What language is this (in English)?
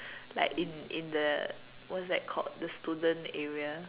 English